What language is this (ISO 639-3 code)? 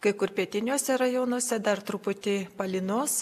lit